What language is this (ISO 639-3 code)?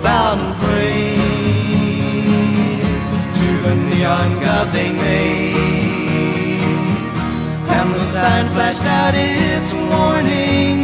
ara